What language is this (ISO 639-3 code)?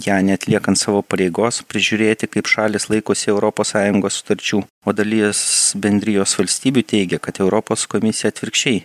lit